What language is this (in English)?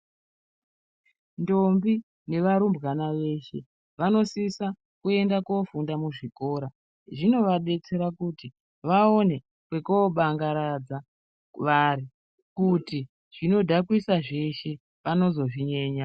Ndau